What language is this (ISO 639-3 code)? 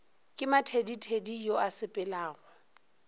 nso